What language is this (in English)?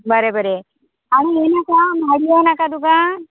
Konkani